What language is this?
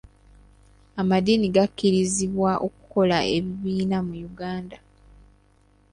Ganda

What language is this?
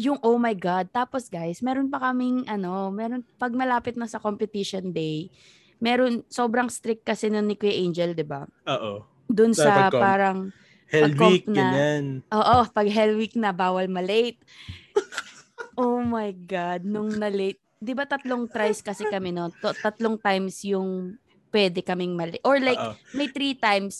Filipino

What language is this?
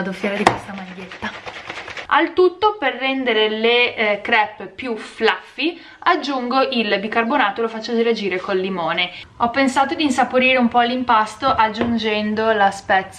Italian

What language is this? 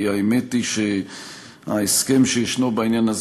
Hebrew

